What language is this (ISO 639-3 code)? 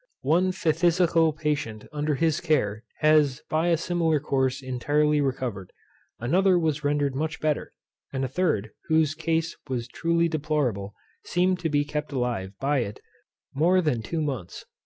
eng